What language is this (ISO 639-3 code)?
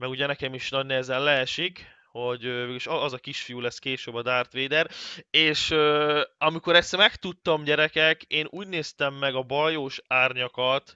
hun